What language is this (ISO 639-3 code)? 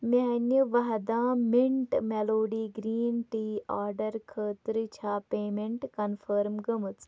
kas